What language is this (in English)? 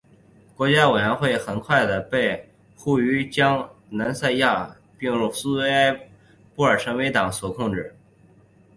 Chinese